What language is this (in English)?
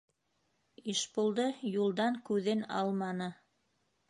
Bashkir